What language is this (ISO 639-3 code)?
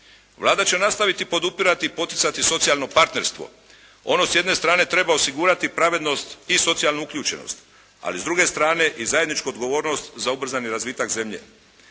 hrv